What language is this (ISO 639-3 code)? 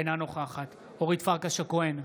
heb